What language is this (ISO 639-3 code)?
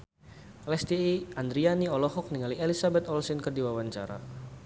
sun